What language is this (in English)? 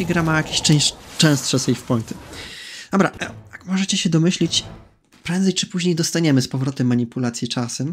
Polish